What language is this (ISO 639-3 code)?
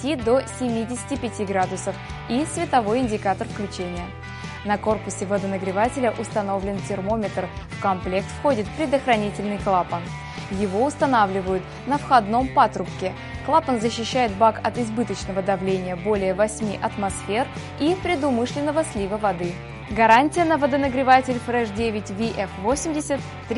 rus